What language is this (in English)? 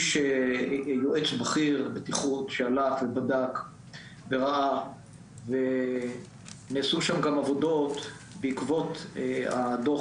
Hebrew